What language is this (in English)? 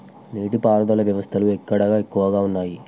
Telugu